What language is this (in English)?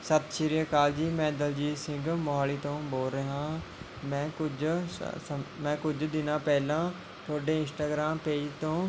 Punjabi